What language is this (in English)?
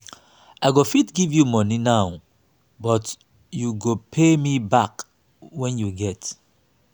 Nigerian Pidgin